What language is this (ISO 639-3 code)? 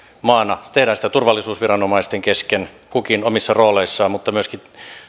fin